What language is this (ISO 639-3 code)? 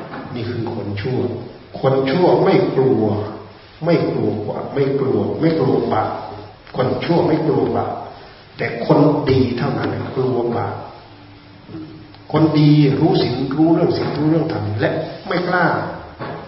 tha